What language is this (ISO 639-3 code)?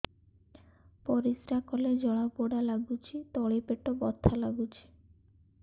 ori